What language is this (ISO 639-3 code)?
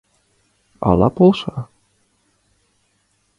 chm